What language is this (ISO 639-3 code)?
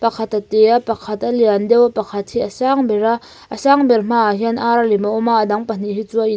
lus